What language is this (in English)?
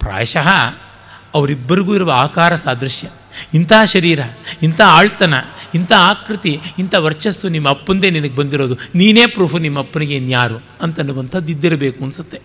Kannada